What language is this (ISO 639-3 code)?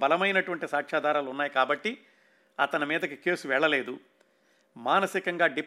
tel